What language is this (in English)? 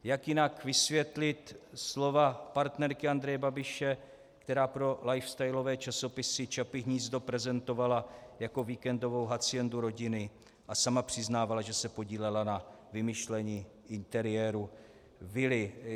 Czech